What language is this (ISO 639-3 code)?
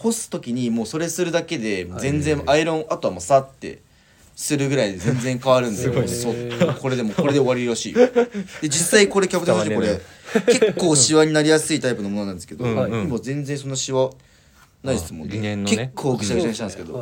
jpn